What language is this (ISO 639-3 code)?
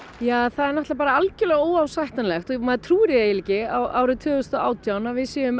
isl